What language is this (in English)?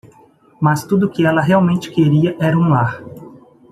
Portuguese